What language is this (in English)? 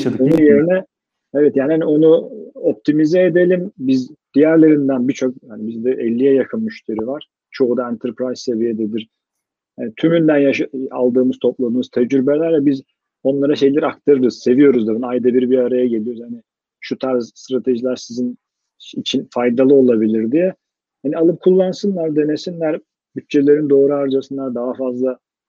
Turkish